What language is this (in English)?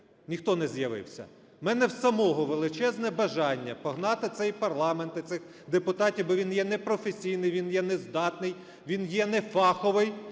Ukrainian